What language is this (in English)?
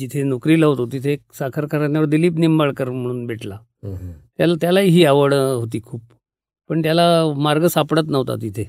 Marathi